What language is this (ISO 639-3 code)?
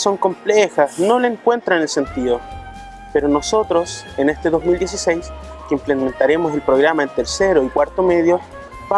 spa